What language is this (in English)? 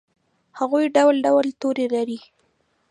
Pashto